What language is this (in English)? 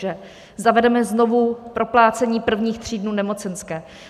Czech